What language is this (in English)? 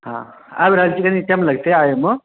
Maithili